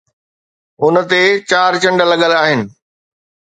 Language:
Sindhi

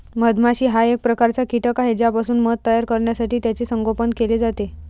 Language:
Marathi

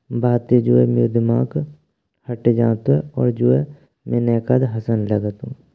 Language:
Braj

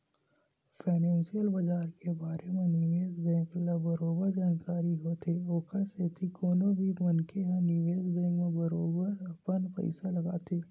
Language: Chhattisgarhi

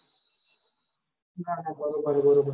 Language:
Gujarati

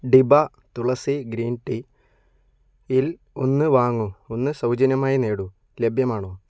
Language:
Malayalam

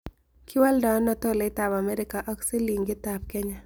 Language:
Kalenjin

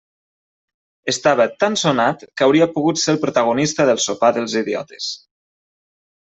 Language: Catalan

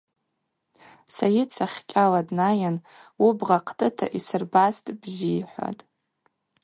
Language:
Abaza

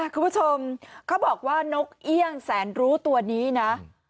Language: Thai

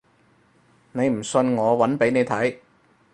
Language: Cantonese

